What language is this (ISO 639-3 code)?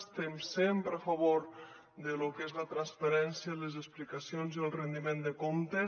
cat